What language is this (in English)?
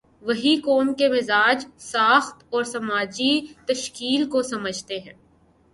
Urdu